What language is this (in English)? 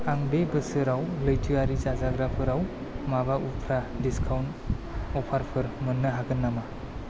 Bodo